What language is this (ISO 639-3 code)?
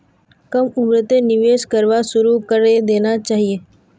mag